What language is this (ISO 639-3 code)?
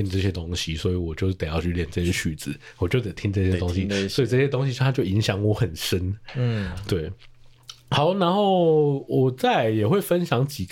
zho